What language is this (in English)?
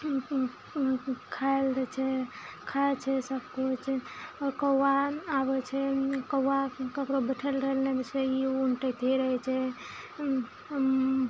Maithili